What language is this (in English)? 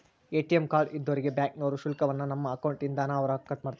Kannada